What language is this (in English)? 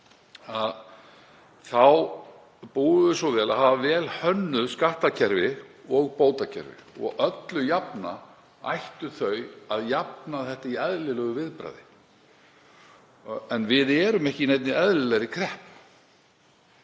Icelandic